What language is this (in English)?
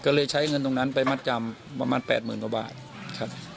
Thai